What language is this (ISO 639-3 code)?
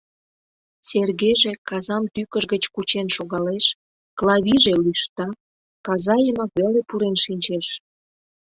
chm